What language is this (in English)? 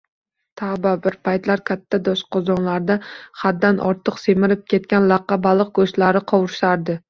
Uzbek